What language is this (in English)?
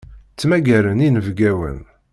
Kabyle